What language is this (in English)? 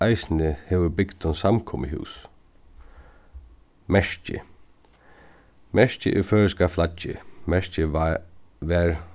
Faroese